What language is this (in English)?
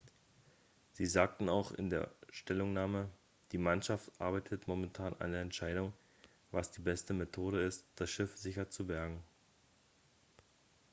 German